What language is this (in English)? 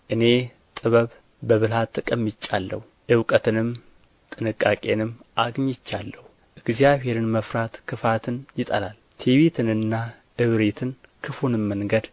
Amharic